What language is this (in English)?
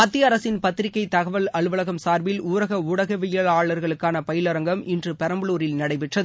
Tamil